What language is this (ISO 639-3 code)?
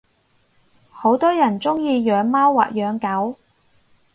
yue